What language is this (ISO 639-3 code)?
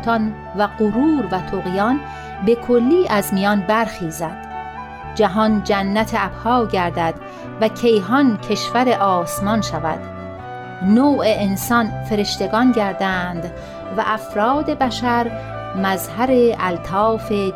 fas